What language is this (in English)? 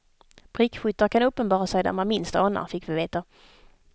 Swedish